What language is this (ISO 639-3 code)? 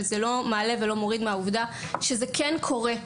heb